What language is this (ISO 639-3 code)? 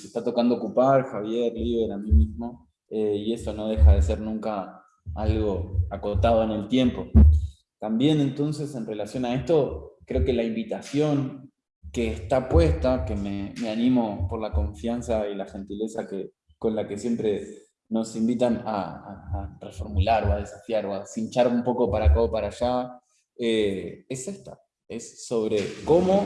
spa